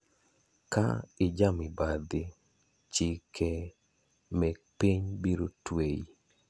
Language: Luo (Kenya and Tanzania)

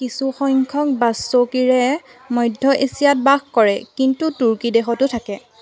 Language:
Assamese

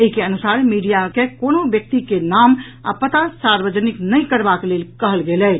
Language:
Maithili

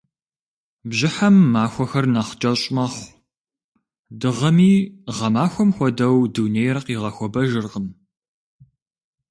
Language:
Kabardian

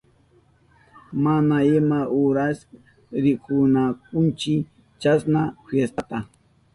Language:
Southern Pastaza Quechua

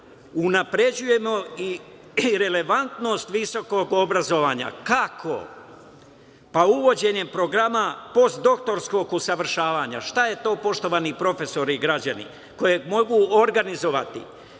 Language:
Serbian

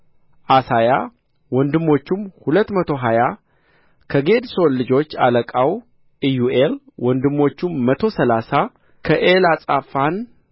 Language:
Amharic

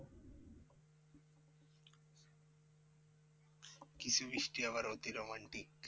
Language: Bangla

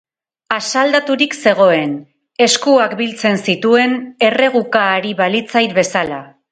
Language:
Basque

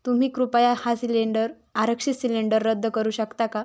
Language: Marathi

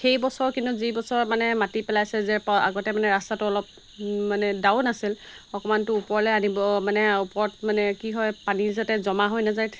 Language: Assamese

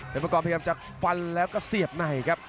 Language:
Thai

